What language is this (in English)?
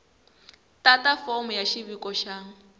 Tsonga